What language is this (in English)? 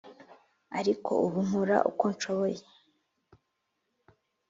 Kinyarwanda